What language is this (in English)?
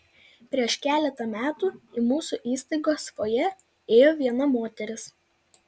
Lithuanian